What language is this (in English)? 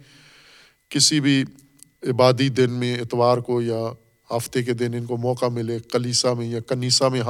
Urdu